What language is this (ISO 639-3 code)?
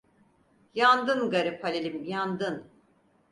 tur